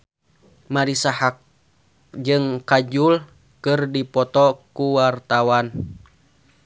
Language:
Sundanese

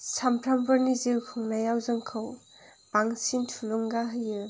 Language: Bodo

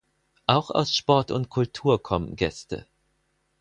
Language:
German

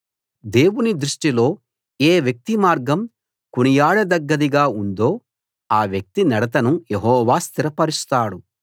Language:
Telugu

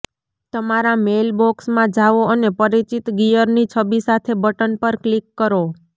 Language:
Gujarati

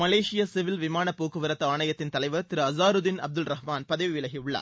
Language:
Tamil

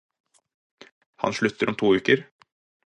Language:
Norwegian Bokmål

